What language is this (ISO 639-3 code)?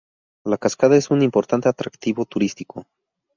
spa